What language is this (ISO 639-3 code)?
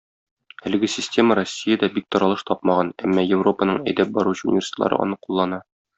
tat